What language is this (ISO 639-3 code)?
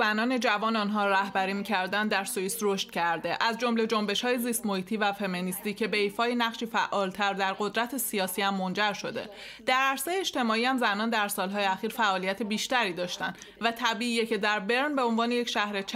fas